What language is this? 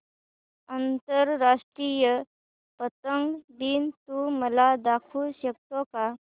Marathi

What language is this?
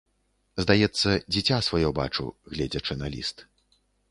Belarusian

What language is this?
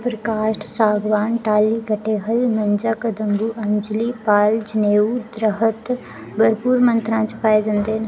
Dogri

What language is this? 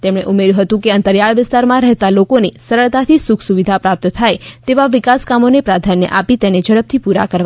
Gujarati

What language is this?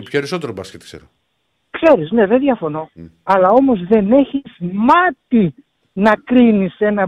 Greek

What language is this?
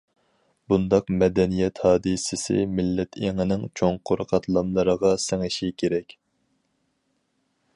Uyghur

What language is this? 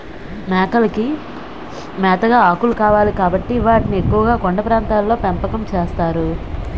Telugu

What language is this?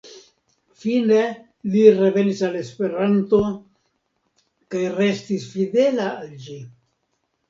Esperanto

